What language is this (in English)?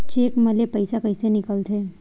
Chhattisgarhi